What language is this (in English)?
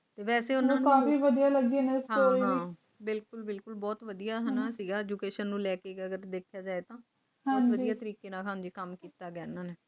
Punjabi